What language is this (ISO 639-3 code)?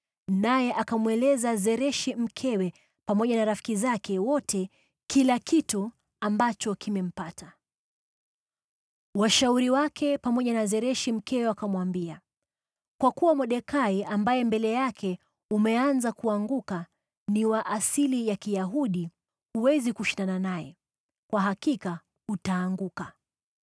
swa